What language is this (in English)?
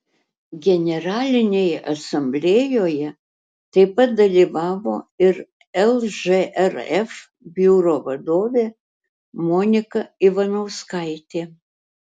Lithuanian